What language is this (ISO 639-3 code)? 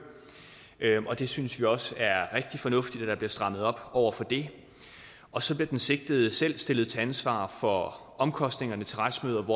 dan